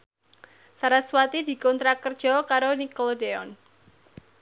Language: Javanese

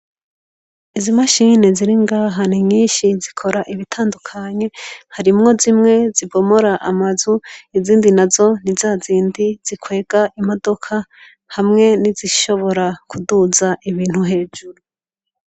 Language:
Rundi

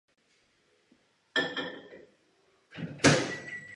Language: Czech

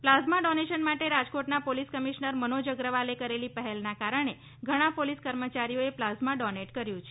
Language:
Gujarati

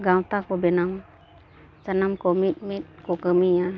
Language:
Santali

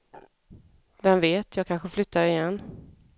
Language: Swedish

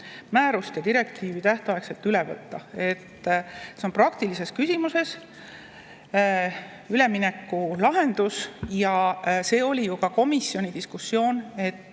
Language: Estonian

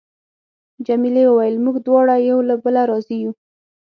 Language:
Pashto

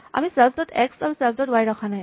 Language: Assamese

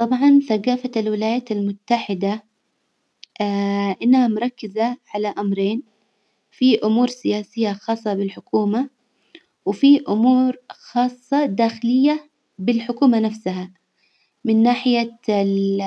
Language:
Hijazi Arabic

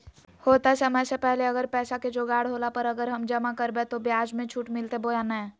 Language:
Magahi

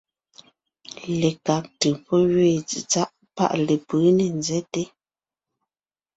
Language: Ngiemboon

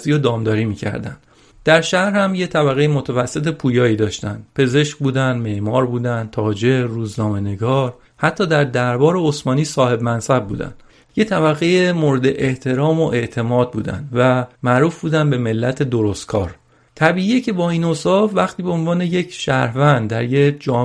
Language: Persian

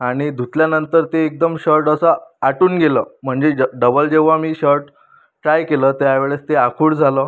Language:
Marathi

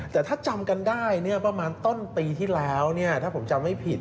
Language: Thai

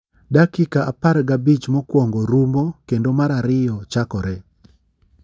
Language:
Luo (Kenya and Tanzania)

